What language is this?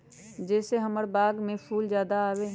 Magahi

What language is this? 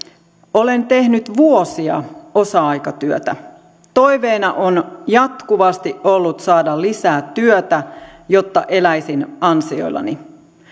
Finnish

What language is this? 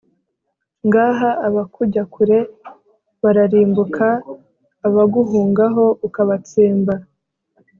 Kinyarwanda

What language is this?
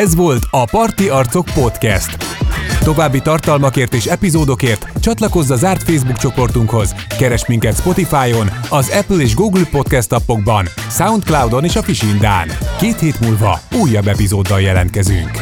Hungarian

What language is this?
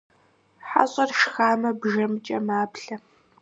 Kabardian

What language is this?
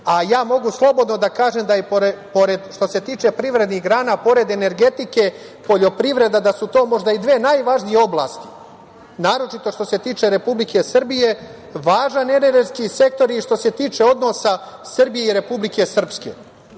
Serbian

